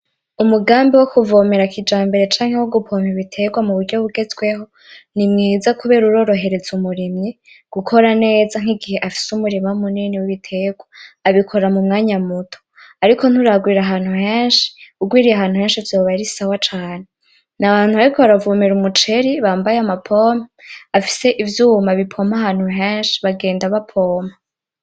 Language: Rundi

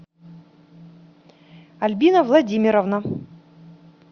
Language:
Russian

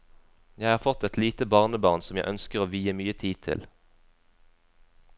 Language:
Norwegian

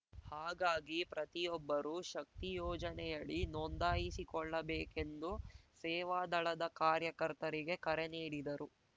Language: Kannada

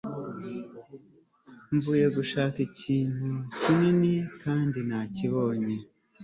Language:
Kinyarwanda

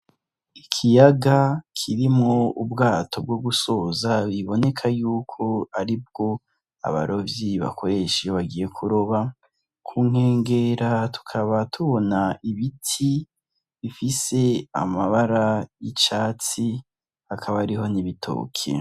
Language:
Rundi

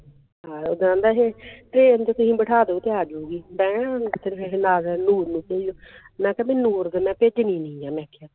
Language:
Punjabi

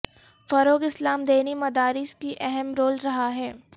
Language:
Urdu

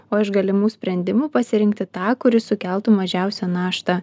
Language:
Lithuanian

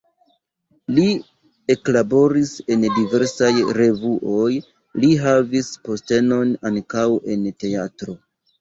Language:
Esperanto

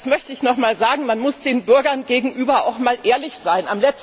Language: German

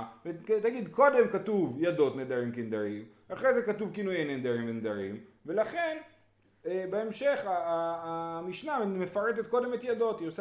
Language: Hebrew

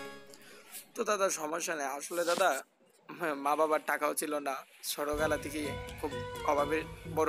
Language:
Romanian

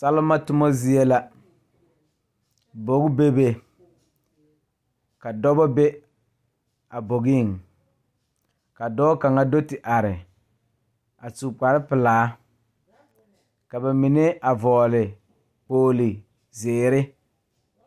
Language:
Southern Dagaare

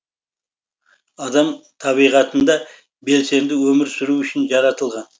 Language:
Kazakh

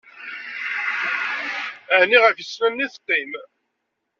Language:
Kabyle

